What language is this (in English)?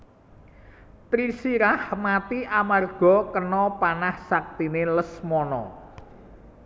Javanese